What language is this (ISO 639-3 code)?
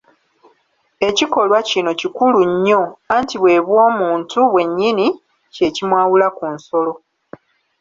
lug